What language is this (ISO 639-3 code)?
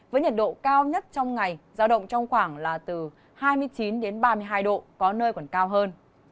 vie